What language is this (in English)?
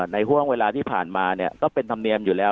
Thai